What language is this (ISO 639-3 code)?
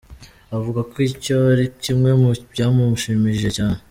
kin